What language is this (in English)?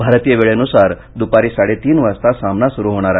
Marathi